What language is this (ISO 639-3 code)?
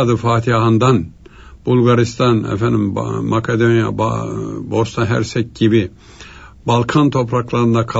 tur